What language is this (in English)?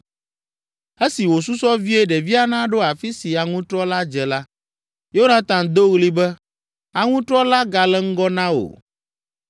Ewe